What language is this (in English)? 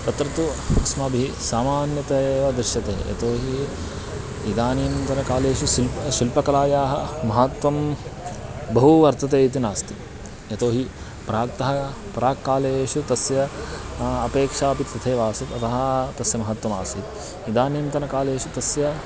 Sanskrit